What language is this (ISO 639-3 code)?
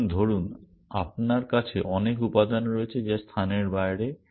ben